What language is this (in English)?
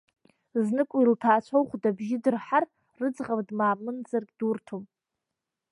Abkhazian